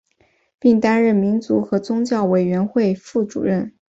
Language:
Chinese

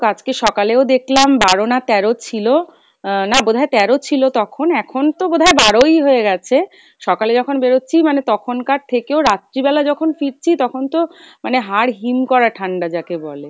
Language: Bangla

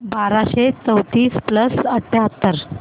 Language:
Marathi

